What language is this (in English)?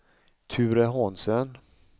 Swedish